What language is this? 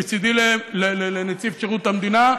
Hebrew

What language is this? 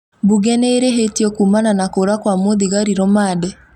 Kikuyu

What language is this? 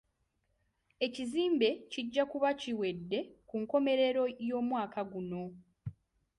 Ganda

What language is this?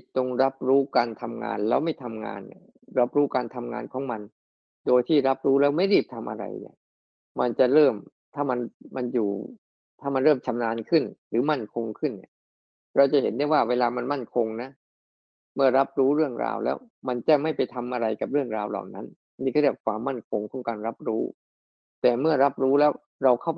Thai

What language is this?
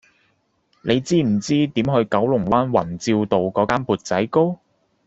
Cantonese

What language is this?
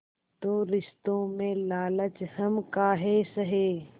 Hindi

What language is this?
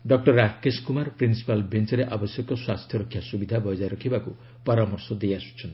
Odia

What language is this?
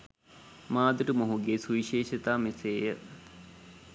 Sinhala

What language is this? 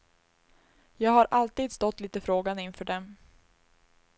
Swedish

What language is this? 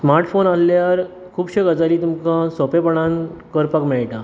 Konkani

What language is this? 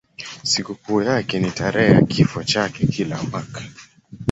Swahili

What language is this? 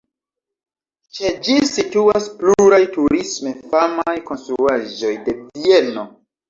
Esperanto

